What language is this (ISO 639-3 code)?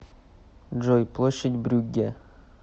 rus